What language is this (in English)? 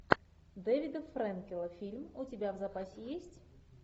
Russian